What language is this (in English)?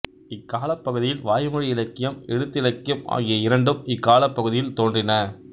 Tamil